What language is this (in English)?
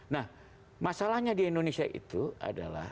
Indonesian